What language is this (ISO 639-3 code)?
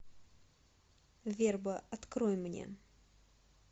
rus